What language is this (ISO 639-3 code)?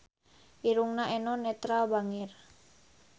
sun